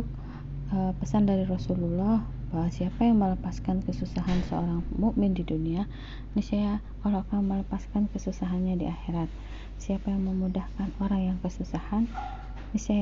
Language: Indonesian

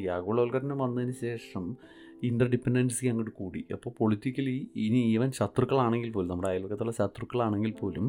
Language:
Malayalam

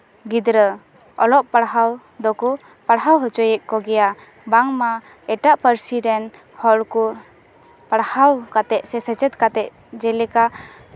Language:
Santali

